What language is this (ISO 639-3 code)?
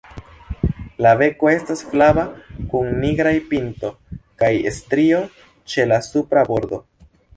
epo